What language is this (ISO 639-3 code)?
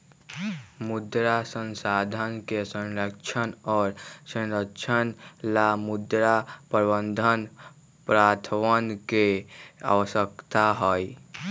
mag